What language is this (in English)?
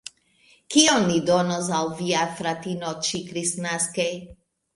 Esperanto